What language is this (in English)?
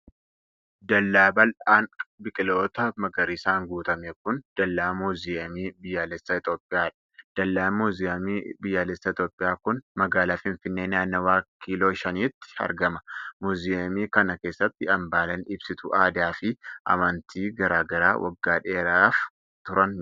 Oromo